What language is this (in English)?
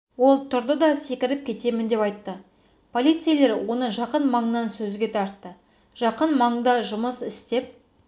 Kazakh